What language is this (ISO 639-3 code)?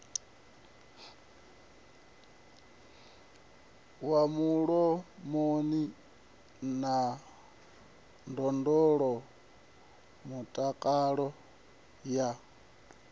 ven